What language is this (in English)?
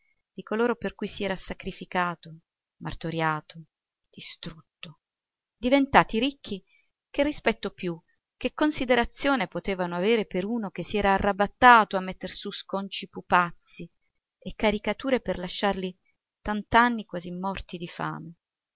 Italian